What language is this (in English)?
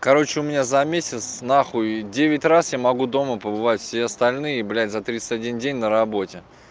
Russian